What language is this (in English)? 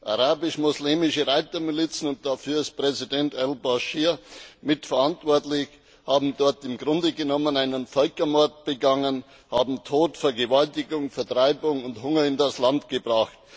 German